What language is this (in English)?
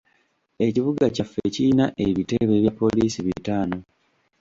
Ganda